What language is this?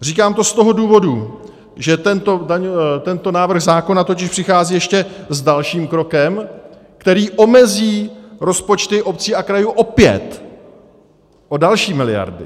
Czech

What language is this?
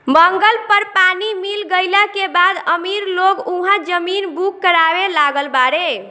Bhojpuri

